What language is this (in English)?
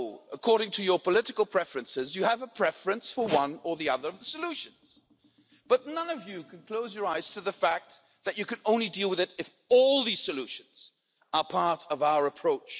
English